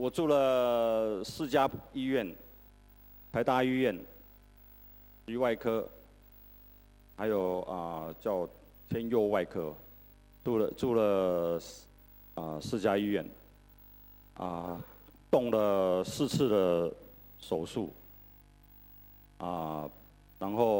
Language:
Chinese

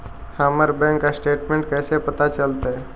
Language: Magahi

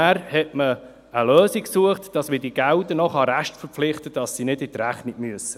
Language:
Swiss German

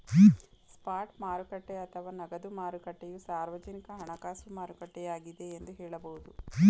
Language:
Kannada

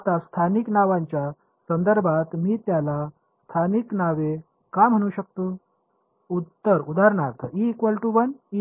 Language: Marathi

